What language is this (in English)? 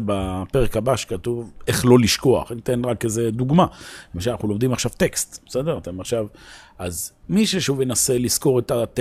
Hebrew